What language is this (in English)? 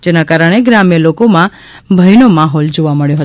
Gujarati